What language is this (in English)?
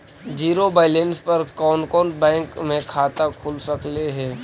Magahi